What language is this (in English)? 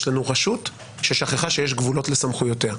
Hebrew